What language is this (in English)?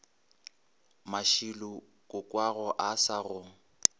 Northern Sotho